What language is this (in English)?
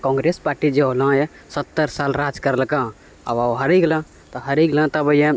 Maithili